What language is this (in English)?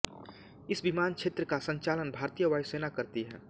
Hindi